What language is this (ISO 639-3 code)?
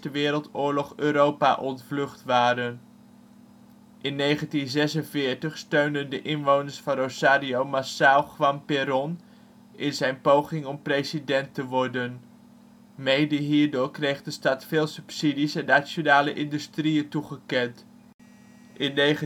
nld